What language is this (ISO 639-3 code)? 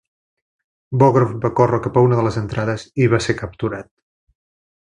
cat